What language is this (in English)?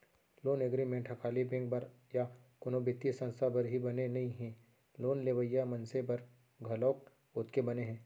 Chhattisgarhi